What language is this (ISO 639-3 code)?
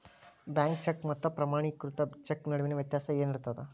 kan